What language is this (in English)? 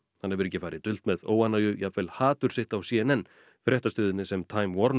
Icelandic